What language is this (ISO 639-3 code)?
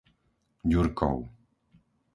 slk